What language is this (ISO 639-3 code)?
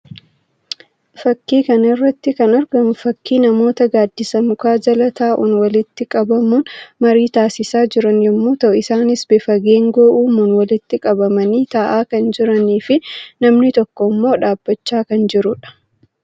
orm